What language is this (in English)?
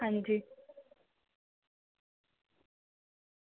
Dogri